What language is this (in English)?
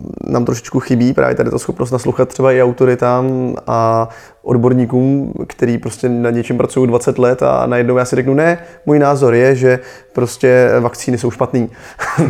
Czech